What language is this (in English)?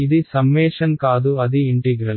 Telugu